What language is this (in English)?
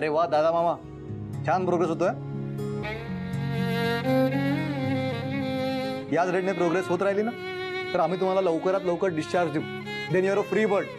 Marathi